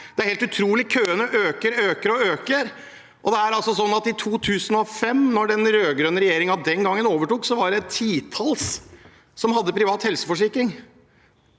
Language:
Norwegian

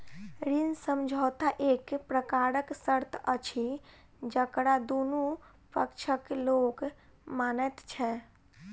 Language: Maithili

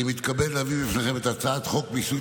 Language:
Hebrew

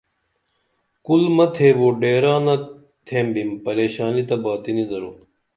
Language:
Dameli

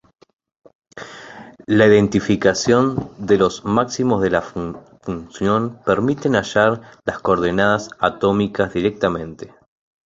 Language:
Spanish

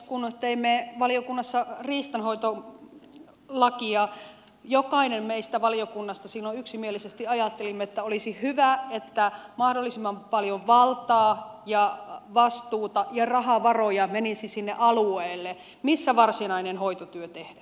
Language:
Finnish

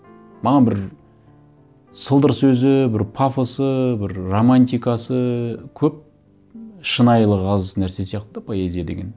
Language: Kazakh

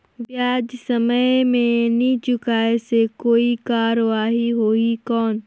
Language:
Chhattisgarhi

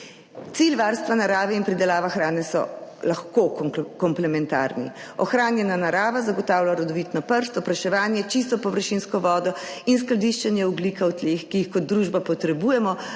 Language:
Slovenian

